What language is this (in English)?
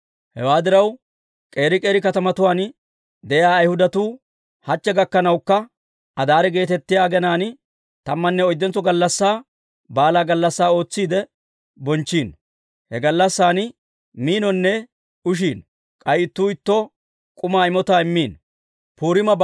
Dawro